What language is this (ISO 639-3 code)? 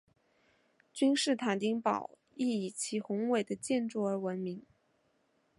zho